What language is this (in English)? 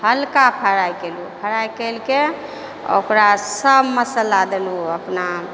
Maithili